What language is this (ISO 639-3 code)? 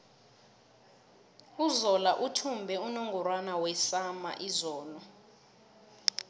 nbl